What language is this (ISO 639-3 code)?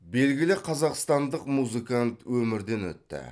kaz